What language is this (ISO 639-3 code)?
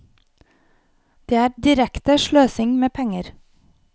nor